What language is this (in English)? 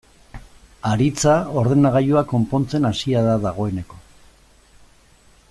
Basque